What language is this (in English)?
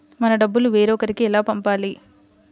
Telugu